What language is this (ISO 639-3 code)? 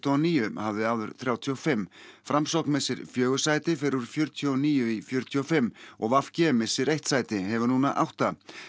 isl